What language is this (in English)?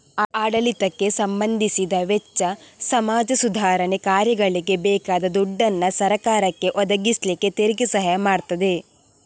Kannada